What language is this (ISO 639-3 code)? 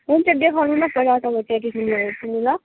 nep